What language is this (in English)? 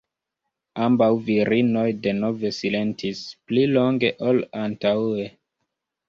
Esperanto